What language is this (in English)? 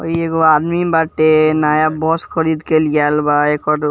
Bhojpuri